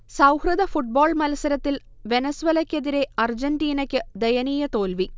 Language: Malayalam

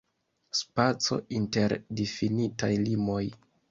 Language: Esperanto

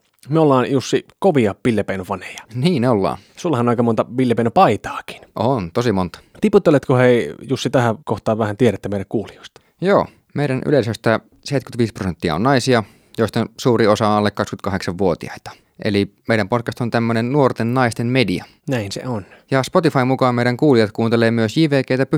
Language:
Finnish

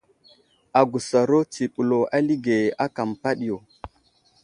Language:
Wuzlam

